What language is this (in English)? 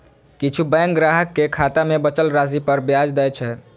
Maithili